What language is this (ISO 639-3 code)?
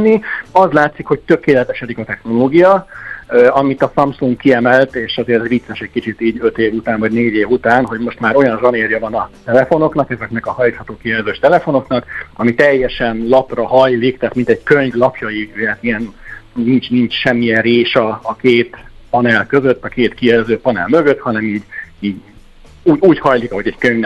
hun